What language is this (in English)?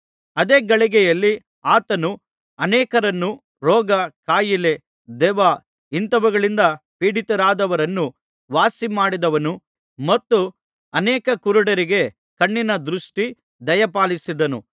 Kannada